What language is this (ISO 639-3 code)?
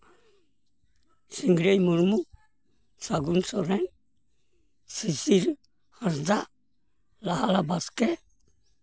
sat